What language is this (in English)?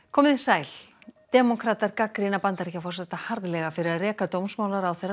Icelandic